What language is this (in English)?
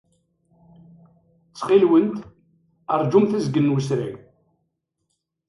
Kabyle